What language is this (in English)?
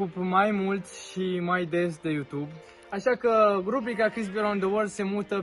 Romanian